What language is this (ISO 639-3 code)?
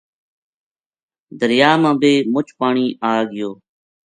gju